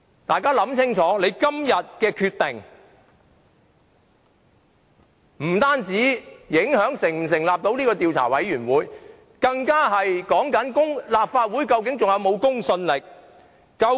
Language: Cantonese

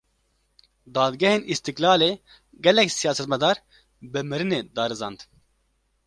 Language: Kurdish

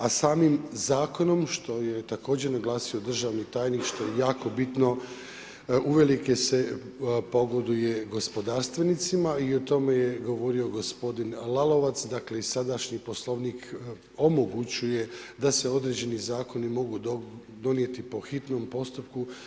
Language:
Croatian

